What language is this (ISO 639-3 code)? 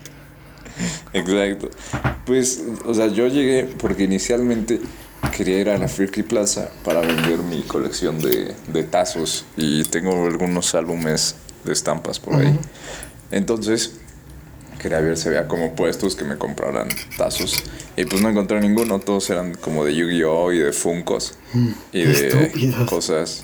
spa